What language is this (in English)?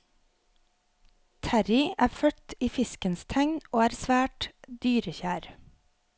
Norwegian